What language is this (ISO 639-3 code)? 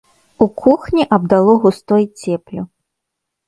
bel